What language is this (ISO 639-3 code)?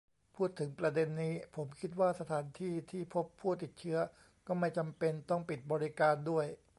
tha